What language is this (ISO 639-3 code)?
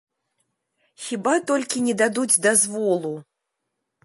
bel